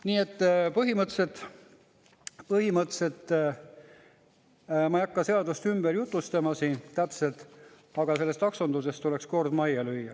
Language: Estonian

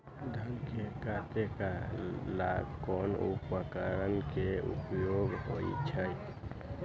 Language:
Magahi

